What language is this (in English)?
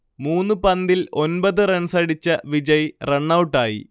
Malayalam